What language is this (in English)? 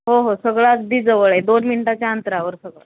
Marathi